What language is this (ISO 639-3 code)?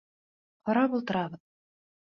bak